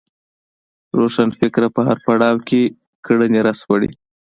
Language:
Pashto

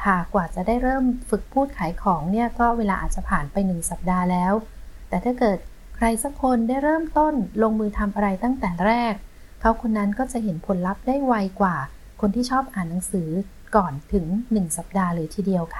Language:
Thai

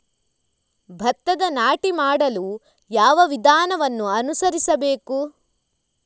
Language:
Kannada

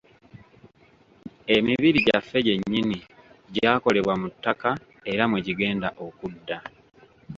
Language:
Ganda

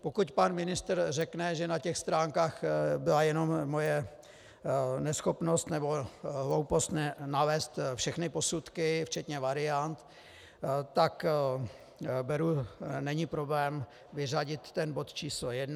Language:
Czech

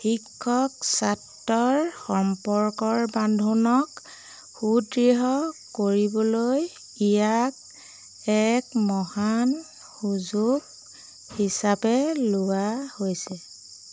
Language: Assamese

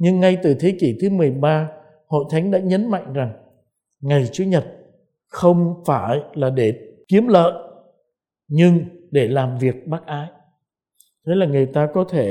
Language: Vietnamese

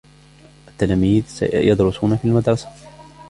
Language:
Arabic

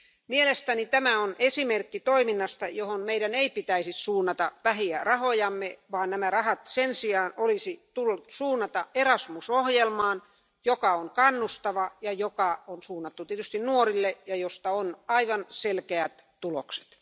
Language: Finnish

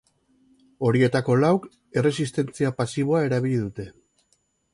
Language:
Basque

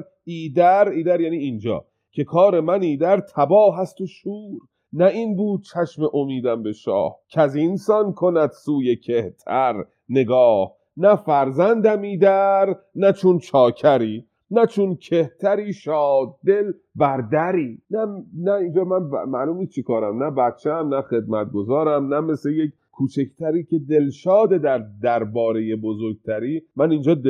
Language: Persian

